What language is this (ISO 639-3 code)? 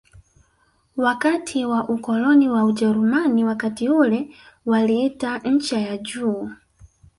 swa